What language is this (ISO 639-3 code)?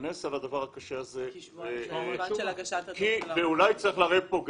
heb